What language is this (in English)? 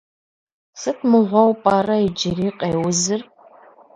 Kabardian